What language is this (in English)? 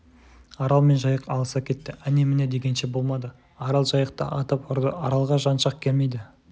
Kazakh